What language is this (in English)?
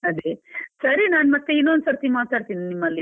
Kannada